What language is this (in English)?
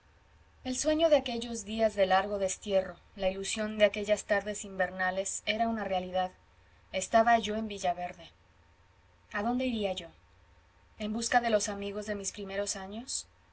Spanish